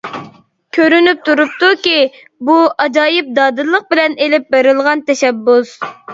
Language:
Uyghur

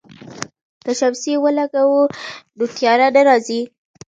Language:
Pashto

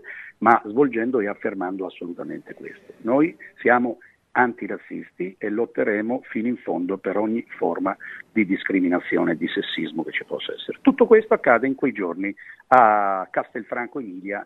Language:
Italian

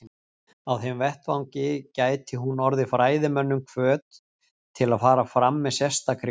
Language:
Icelandic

